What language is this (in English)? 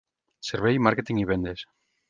Catalan